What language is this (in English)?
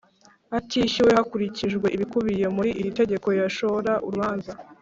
Kinyarwanda